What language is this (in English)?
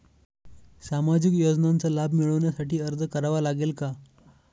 Marathi